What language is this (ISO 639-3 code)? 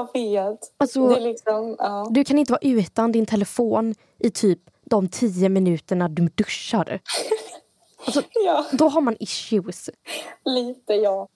swe